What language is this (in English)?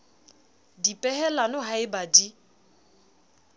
Southern Sotho